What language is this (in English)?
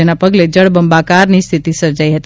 Gujarati